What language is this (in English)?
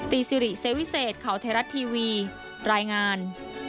Thai